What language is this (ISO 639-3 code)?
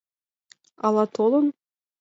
chm